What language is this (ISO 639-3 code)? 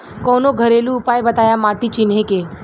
bho